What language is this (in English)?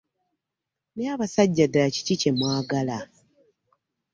Ganda